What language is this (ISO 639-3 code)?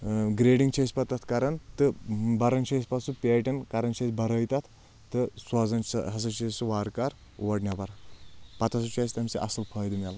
kas